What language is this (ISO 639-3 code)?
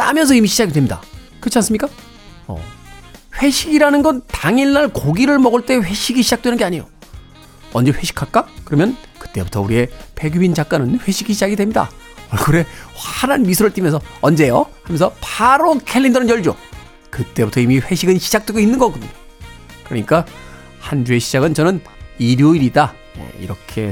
kor